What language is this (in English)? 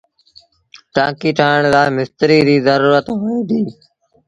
Sindhi Bhil